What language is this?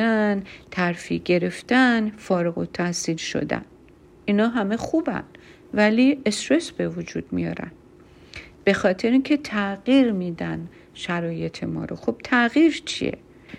Persian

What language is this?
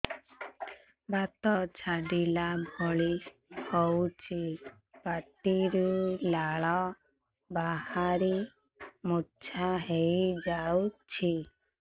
Odia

